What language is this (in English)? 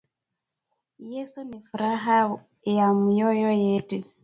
Swahili